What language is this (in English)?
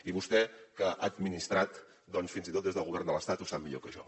Catalan